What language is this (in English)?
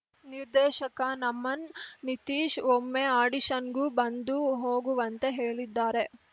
Kannada